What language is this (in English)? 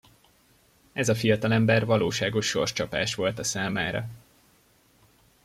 Hungarian